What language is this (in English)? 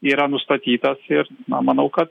Lithuanian